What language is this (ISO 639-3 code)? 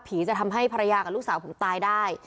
tha